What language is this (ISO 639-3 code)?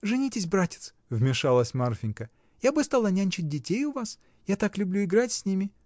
rus